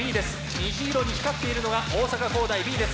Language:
Japanese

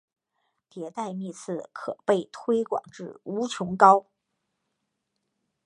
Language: Chinese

